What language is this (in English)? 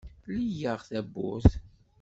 Kabyle